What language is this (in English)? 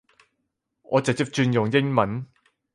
Cantonese